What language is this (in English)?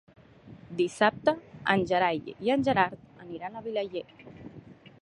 Catalan